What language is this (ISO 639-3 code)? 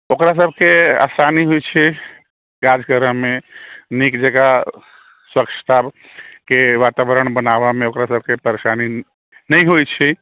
mai